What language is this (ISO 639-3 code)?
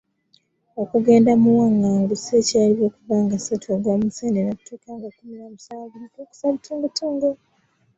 lug